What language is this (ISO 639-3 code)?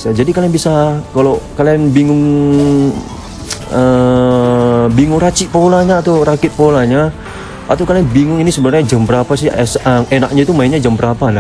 ind